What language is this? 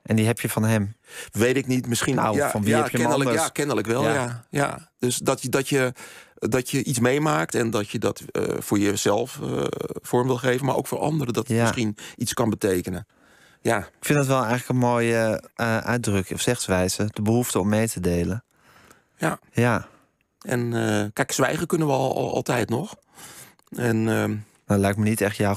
Dutch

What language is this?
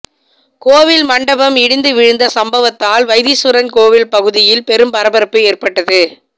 Tamil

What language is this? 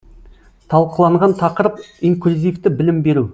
Kazakh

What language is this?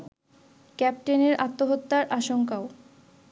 Bangla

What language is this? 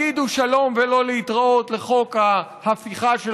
Hebrew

